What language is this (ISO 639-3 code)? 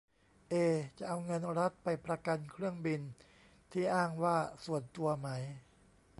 tha